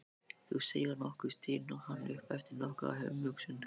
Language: Icelandic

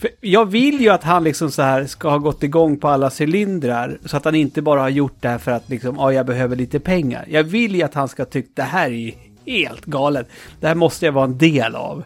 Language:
Swedish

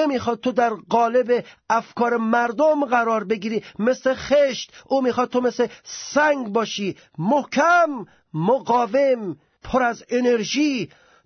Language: Persian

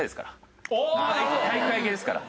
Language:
Japanese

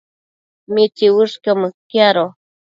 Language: Matsés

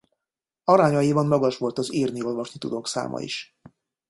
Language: Hungarian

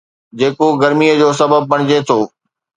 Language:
Sindhi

